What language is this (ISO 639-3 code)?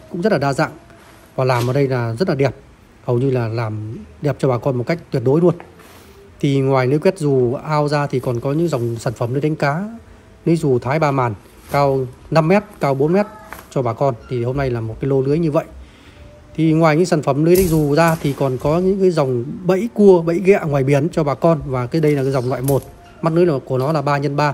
vie